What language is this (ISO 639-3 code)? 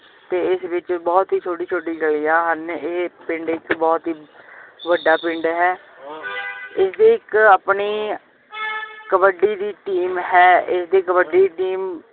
pan